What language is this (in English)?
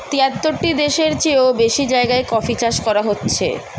Bangla